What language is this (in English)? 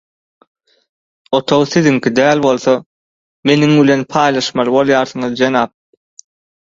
Turkmen